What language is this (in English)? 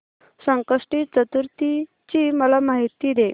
Marathi